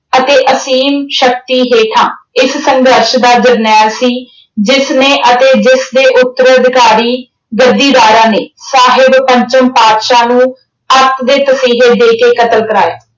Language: Punjabi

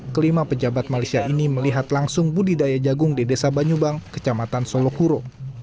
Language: Indonesian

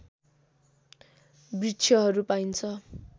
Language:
Nepali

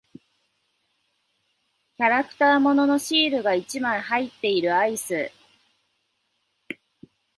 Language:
Japanese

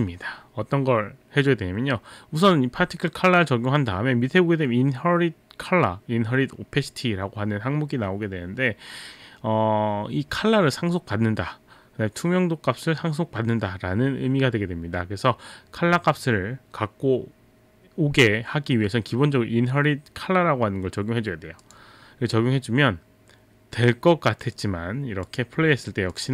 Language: Korean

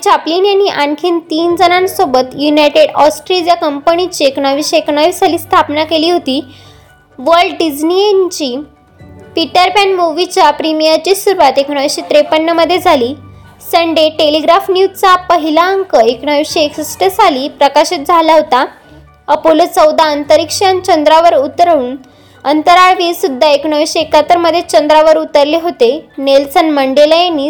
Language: Marathi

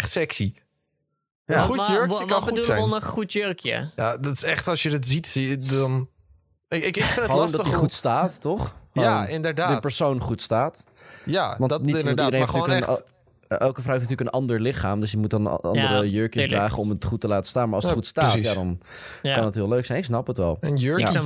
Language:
Dutch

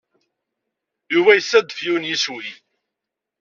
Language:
Kabyle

